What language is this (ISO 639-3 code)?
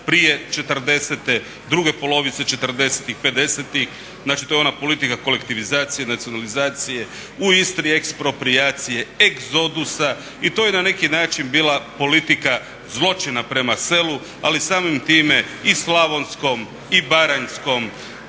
hrv